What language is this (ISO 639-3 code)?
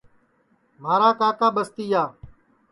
ssi